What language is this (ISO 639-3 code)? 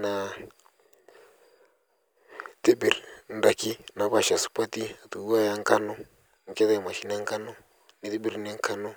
mas